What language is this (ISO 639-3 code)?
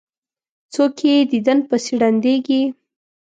pus